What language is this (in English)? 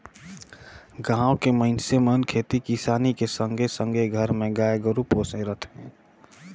Chhattisgarhi